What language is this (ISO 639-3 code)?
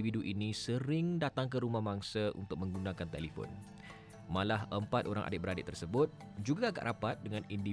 msa